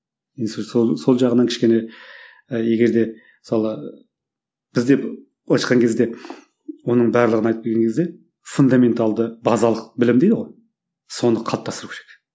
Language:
Kazakh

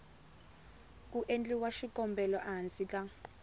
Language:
Tsonga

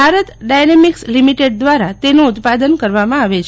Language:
Gujarati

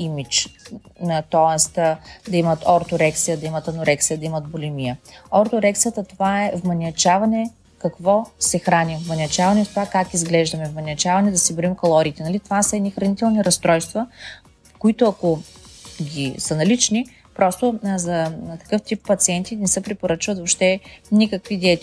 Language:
Bulgarian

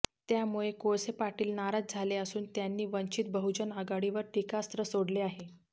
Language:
Marathi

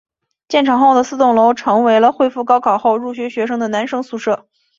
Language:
Chinese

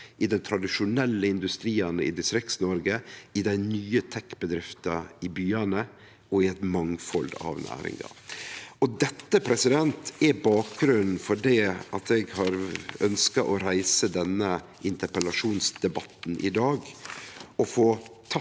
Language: Norwegian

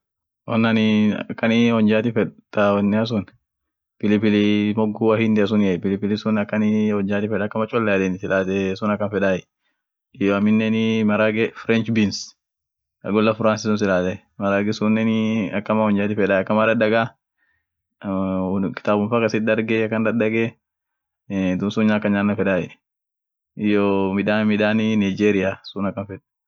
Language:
Orma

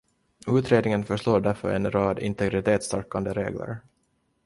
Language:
Swedish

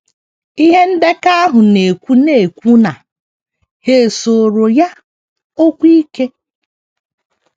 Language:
Igbo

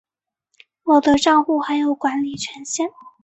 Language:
Chinese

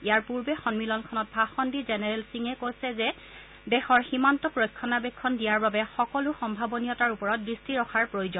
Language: Assamese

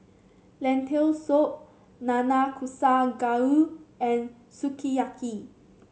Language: English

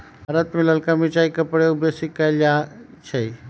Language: Magahi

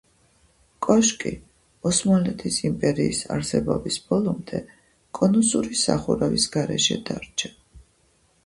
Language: Georgian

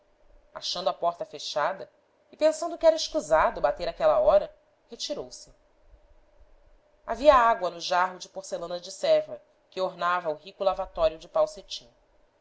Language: Portuguese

